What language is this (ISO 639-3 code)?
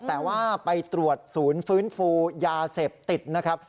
tha